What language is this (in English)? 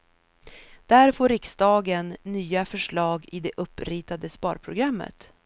Swedish